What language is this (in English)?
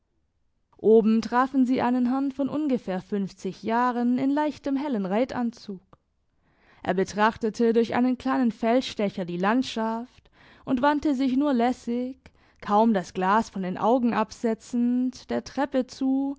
German